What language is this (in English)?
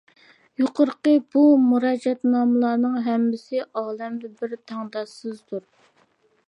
Uyghur